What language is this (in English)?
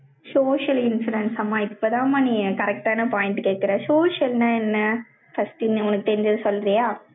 Tamil